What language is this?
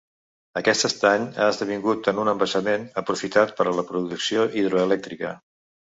Catalan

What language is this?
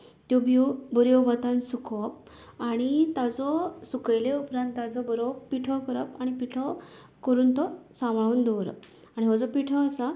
Konkani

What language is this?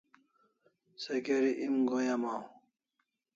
Kalasha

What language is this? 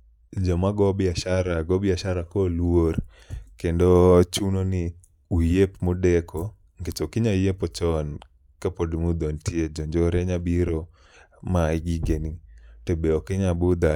Luo (Kenya and Tanzania)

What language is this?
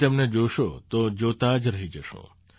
Gujarati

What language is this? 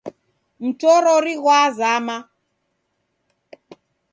Taita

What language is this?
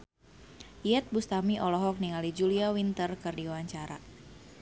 Sundanese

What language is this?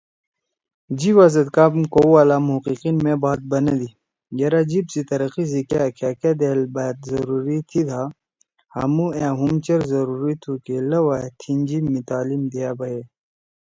Torwali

